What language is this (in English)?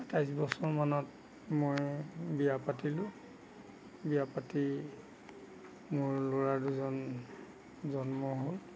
Assamese